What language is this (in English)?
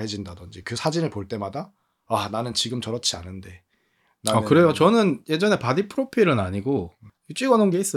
Korean